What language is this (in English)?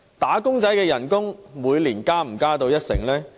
Cantonese